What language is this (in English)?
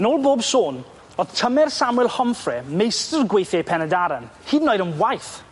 Welsh